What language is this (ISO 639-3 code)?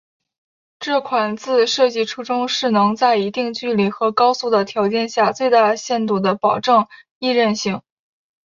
zho